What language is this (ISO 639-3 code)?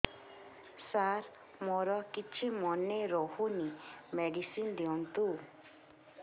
ori